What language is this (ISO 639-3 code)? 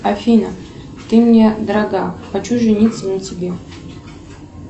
rus